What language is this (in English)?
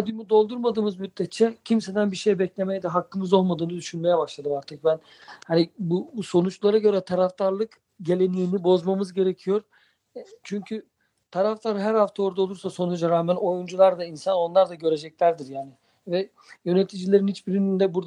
Turkish